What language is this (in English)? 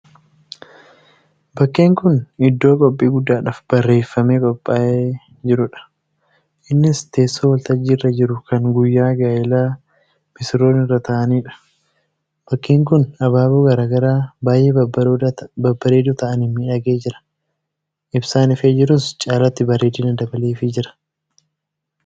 Oromo